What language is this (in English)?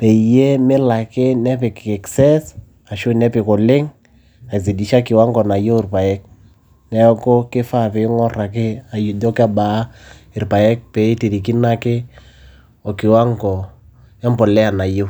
Masai